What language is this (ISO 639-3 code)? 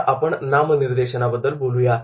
mar